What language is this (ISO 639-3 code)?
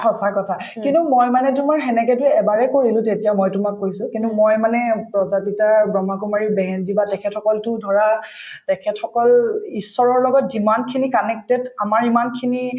asm